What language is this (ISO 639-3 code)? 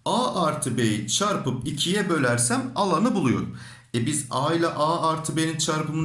tur